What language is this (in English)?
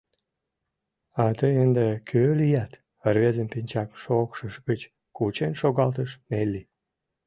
Mari